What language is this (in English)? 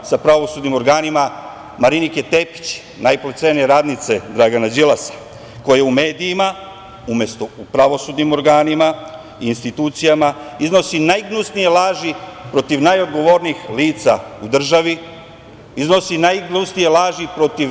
Serbian